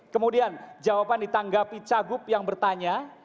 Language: Indonesian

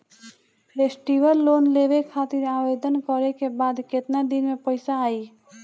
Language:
Bhojpuri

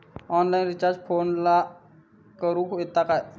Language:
Marathi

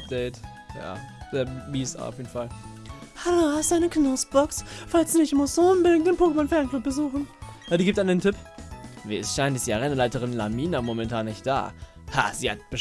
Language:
German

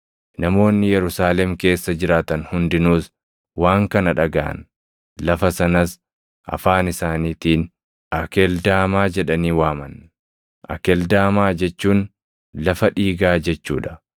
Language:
Oromo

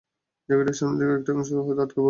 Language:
Bangla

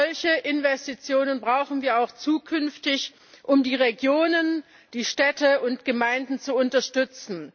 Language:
German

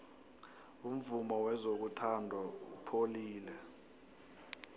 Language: South Ndebele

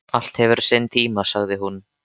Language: Icelandic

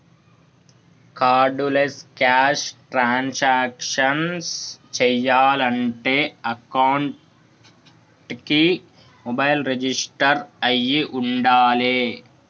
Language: Telugu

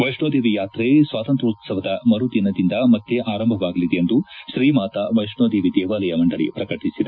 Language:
Kannada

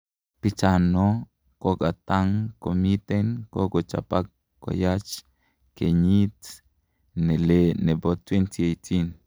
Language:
Kalenjin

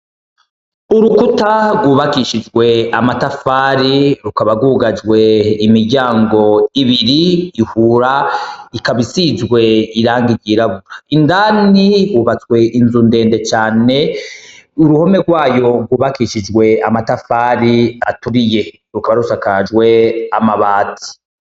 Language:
Rundi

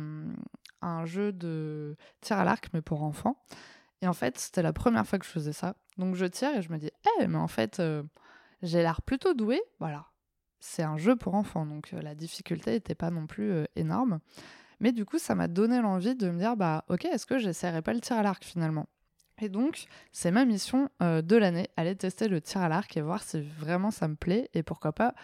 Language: French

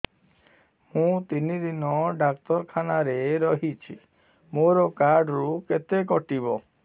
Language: Odia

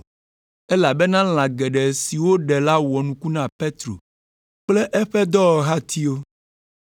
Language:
Ewe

